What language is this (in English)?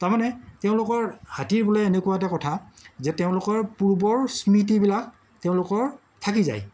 Assamese